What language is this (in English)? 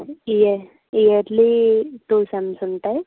Telugu